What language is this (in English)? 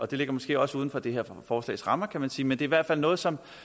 Danish